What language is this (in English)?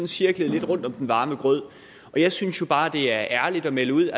Danish